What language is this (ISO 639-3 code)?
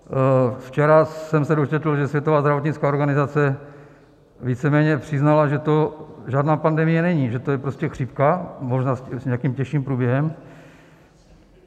ces